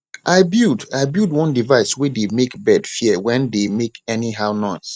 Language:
Nigerian Pidgin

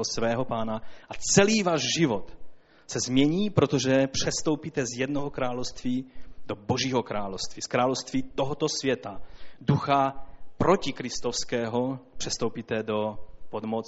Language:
Czech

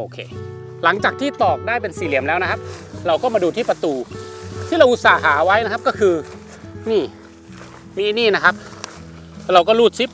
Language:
Thai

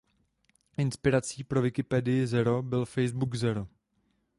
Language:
Czech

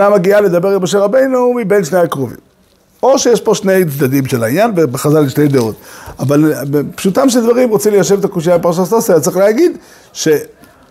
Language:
Hebrew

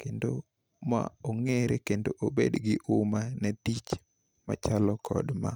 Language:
Luo (Kenya and Tanzania)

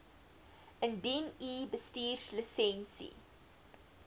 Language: Afrikaans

